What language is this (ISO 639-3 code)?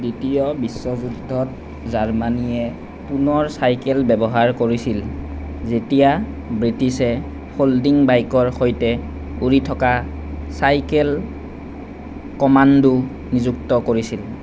asm